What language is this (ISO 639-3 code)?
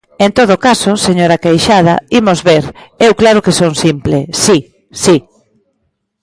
glg